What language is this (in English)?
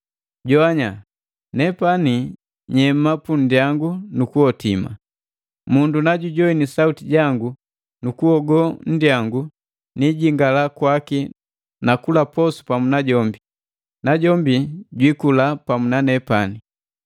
Matengo